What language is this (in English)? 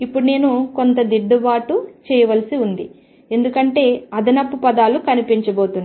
Telugu